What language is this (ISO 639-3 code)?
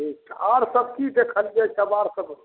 mai